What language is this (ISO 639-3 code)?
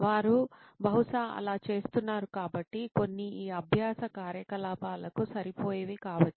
tel